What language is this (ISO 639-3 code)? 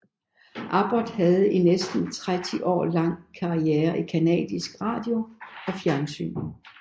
dan